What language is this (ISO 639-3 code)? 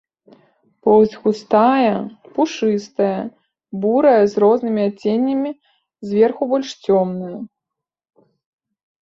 bel